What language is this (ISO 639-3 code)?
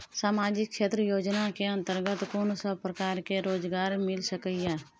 mai